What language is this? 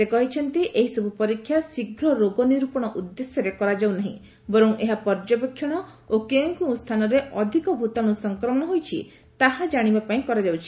Odia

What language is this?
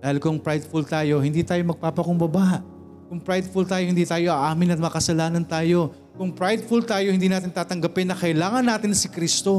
Filipino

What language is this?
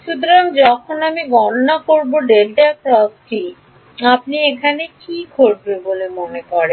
Bangla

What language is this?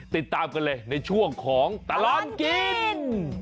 Thai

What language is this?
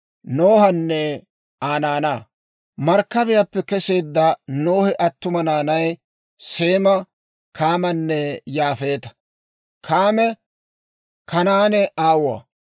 Dawro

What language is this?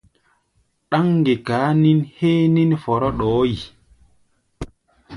Gbaya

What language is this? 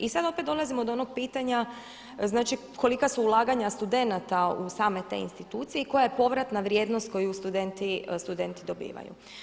Croatian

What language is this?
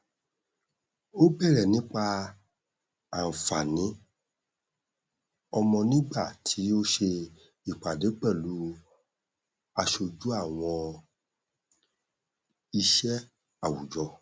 Yoruba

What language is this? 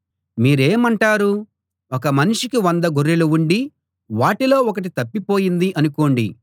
Telugu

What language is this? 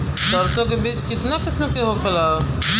Bhojpuri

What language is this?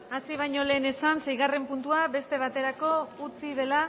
Basque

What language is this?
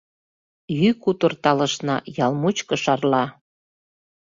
Mari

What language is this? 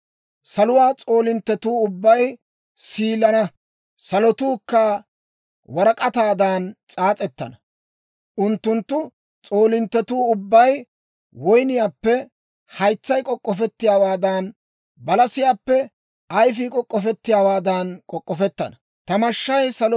Dawro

